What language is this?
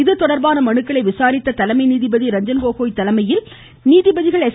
Tamil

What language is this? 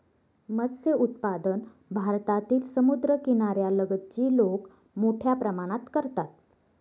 Marathi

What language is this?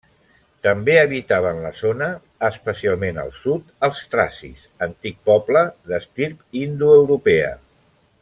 Catalan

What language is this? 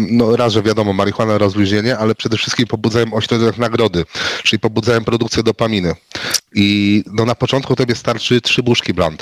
Polish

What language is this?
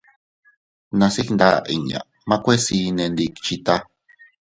Teutila Cuicatec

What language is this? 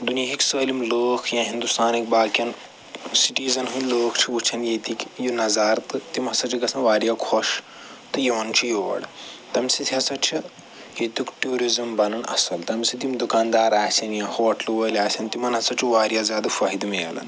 Kashmiri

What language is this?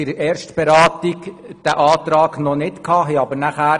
Swiss German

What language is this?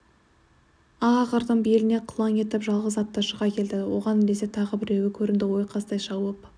Kazakh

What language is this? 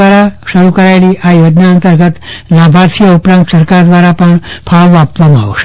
Gujarati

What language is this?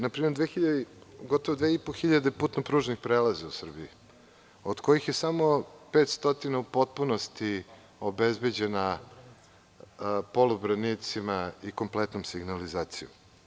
Serbian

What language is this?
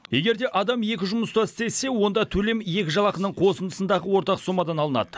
Kazakh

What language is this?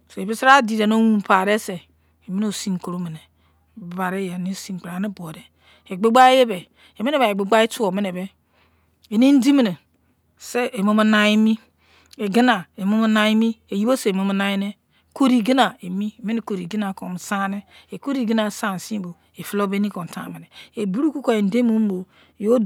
Izon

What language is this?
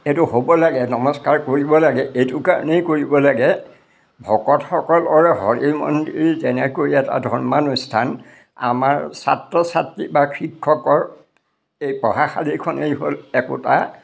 Assamese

